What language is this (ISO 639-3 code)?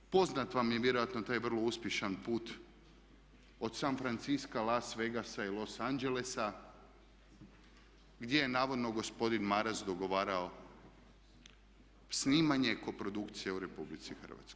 hrv